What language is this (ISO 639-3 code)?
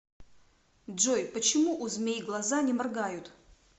rus